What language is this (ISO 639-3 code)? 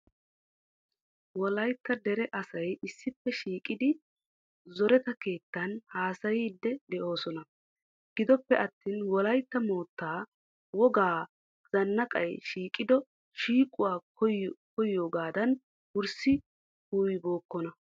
wal